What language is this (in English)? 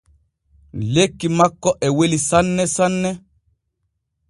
Borgu Fulfulde